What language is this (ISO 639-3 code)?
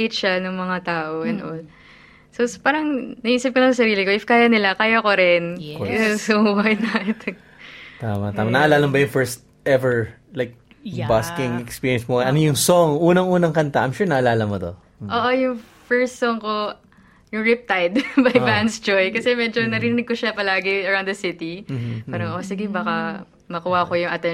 fil